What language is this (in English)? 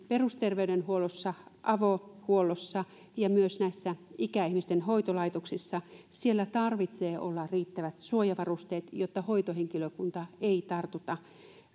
Finnish